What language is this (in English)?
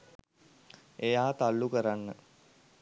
Sinhala